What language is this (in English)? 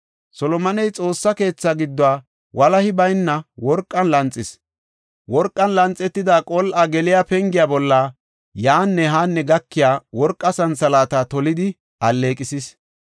Gofa